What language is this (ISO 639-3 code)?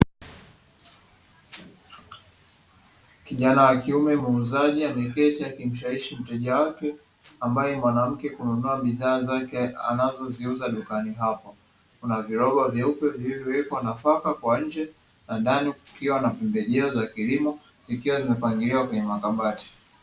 swa